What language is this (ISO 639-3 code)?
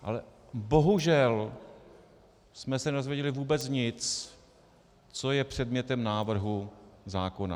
ces